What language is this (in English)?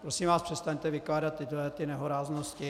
Czech